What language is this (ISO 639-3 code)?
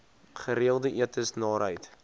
afr